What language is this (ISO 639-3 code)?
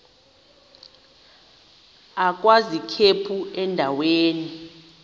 xho